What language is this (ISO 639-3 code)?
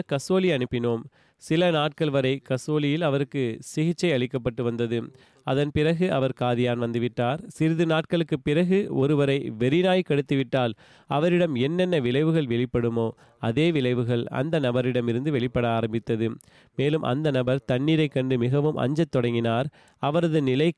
tam